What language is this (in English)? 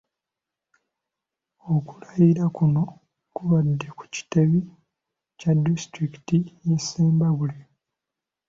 Ganda